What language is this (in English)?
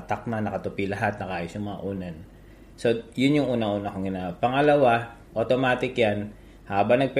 Filipino